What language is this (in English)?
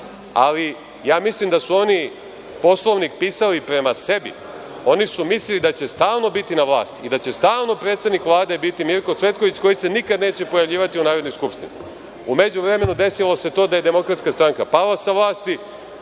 Serbian